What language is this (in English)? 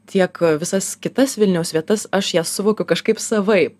Lithuanian